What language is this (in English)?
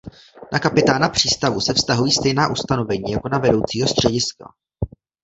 Czech